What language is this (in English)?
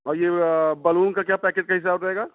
Hindi